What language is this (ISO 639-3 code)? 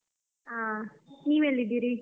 kan